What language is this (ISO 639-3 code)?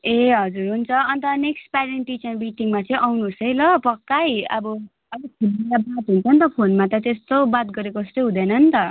nep